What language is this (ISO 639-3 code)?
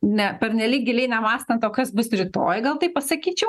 lit